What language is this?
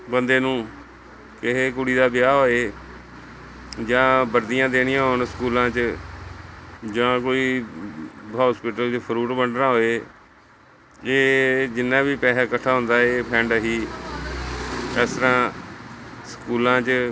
Punjabi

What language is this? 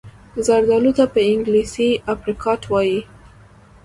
Pashto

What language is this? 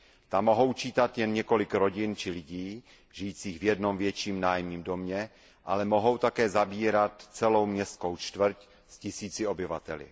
Czech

